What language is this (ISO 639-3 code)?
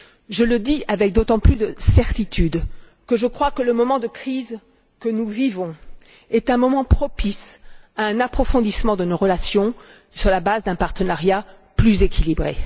fra